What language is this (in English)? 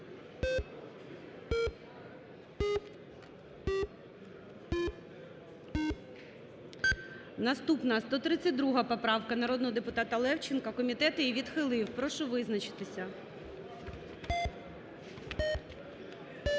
Ukrainian